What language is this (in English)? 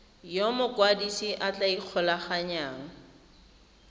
Tswana